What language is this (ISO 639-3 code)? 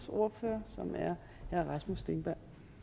dan